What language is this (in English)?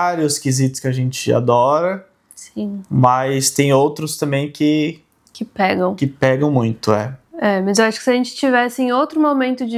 Portuguese